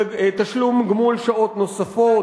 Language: Hebrew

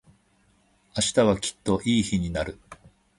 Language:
Japanese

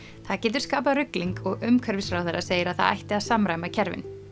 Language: Icelandic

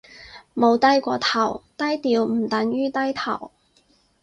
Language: Cantonese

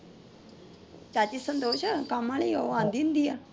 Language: Punjabi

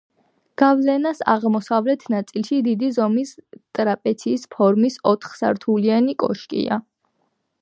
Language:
Georgian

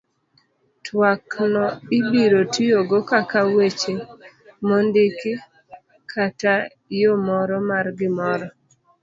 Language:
Luo (Kenya and Tanzania)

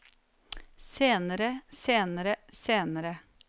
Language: Norwegian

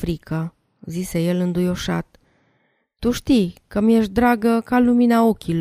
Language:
Romanian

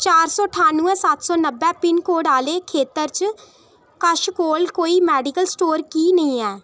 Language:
Dogri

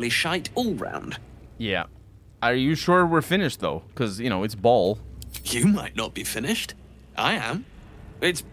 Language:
English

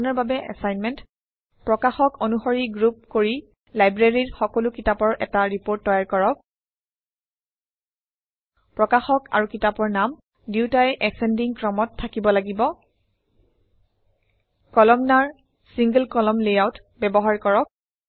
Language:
Assamese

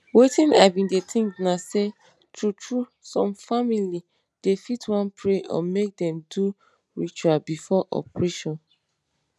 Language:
Nigerian Pidgin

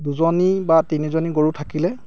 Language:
Assamese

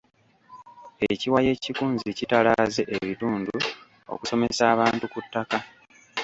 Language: Ganda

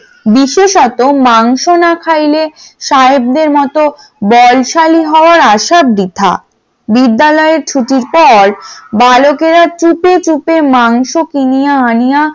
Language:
Bangla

